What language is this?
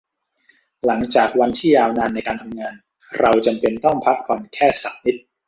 Thai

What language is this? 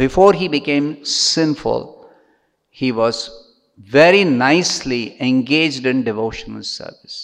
English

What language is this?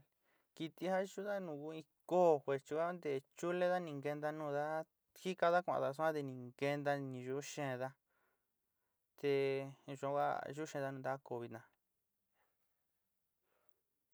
Sinicahua Mixtec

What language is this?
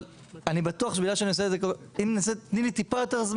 Hebrew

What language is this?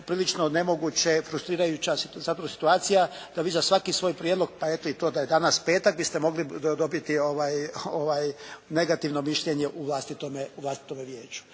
Croatian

